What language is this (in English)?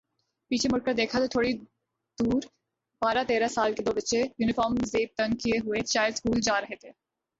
Urdu